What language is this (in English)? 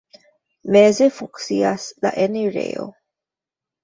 Esperanto